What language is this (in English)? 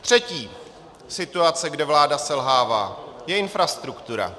Czech